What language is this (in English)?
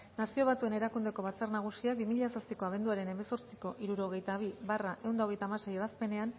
Basque